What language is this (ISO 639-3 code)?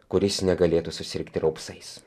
lit